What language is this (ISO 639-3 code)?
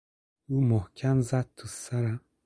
fas